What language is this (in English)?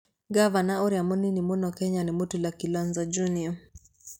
Kikuyu